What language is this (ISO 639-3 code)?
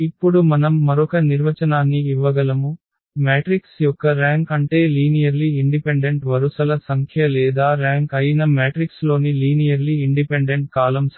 tel